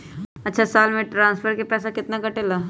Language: Magahi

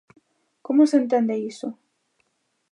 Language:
Galician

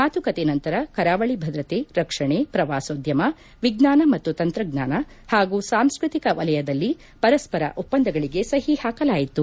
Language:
Kannada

